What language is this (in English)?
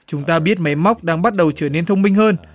Vietnamese